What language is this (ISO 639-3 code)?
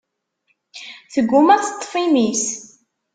kab